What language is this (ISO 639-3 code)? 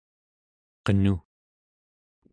esu